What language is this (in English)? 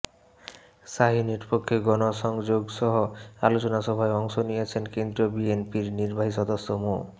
Bangla